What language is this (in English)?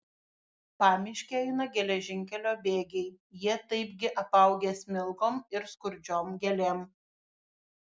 Lithuanian